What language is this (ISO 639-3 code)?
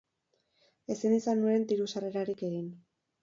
eus